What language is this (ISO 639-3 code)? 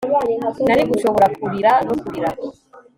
kin